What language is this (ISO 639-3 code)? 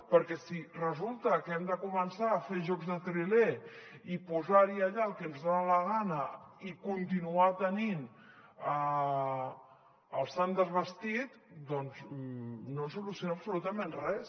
cat